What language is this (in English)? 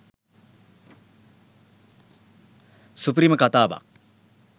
Sinhala